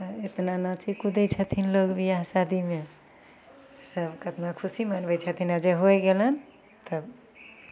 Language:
Maithili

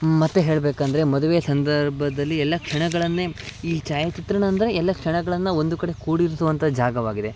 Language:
Kannada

